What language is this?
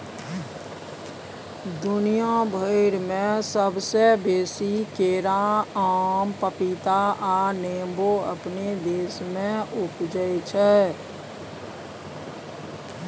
Maithili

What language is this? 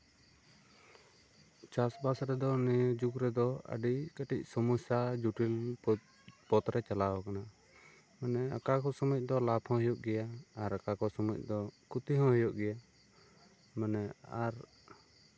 Santali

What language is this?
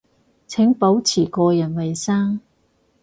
Cantonese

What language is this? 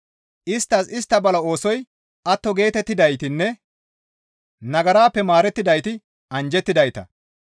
Gamo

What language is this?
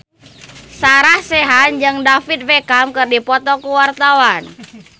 Sundanese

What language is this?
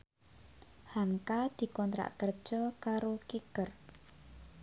Javanese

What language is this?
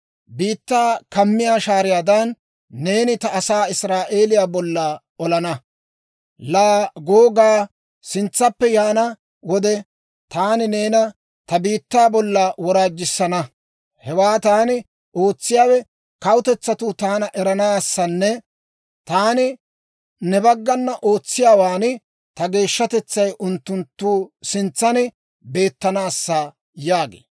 Dawro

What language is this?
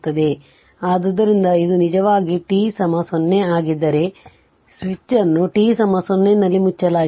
Kannada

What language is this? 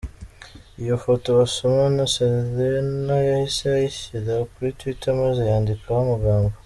Kinyarwanda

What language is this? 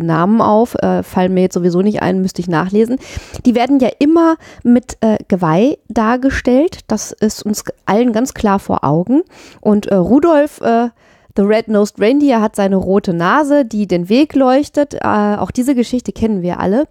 German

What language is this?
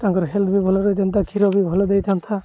Odia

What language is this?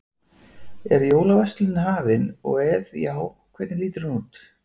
Icelandic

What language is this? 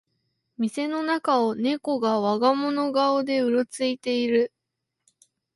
Japanese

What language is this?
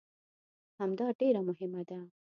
Pashto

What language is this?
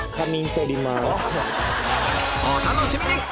Japanese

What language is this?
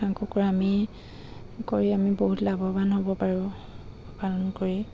Assamese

